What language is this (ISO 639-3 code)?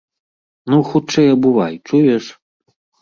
bel